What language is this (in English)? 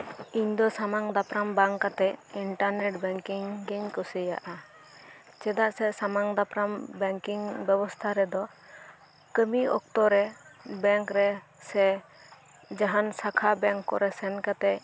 Santali